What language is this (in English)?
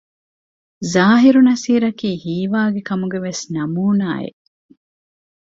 Divehi